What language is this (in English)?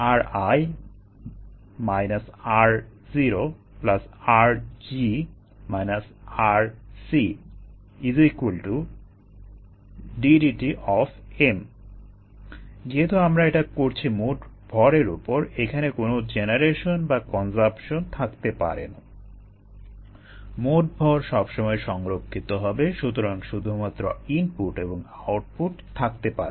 Bangla